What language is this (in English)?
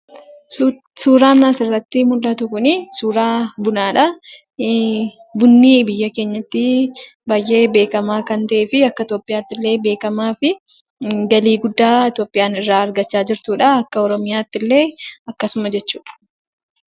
Oromo